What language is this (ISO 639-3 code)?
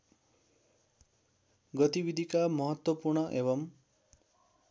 nep